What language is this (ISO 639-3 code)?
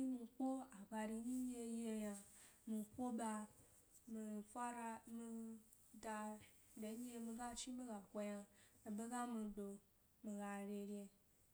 gby